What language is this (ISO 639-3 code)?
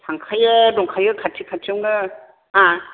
brx